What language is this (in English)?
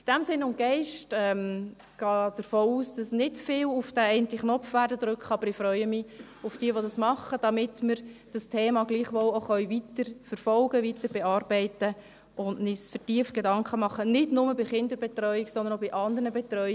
Swiss German